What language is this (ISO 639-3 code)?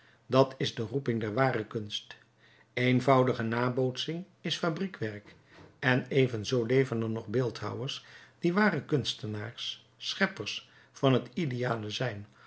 nld